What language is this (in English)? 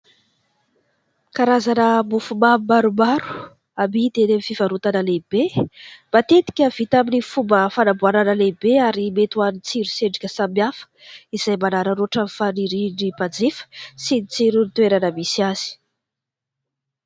Malagasy